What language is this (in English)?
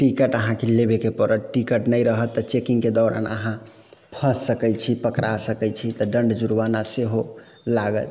Maithili